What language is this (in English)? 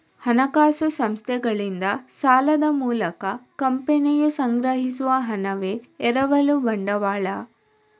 Kannada